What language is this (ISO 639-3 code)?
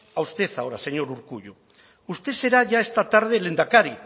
spa